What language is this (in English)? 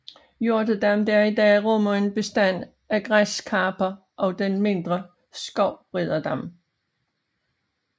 Danish